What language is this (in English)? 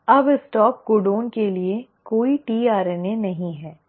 Hindi